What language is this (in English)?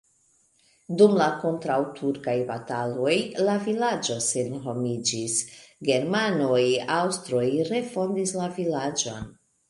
Esperanto